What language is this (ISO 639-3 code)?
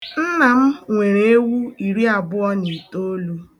ibo